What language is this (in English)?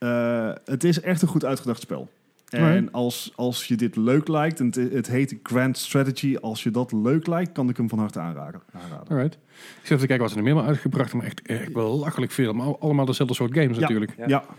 Dutch